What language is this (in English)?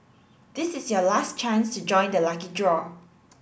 English